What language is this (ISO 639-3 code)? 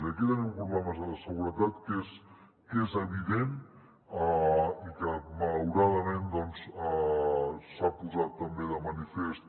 cat